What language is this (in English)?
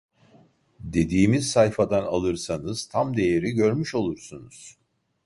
Turkish